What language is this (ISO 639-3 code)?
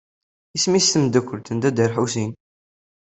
kab